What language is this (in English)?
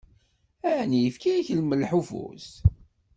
Kabyle